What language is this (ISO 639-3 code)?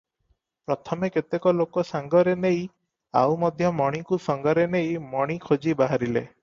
ori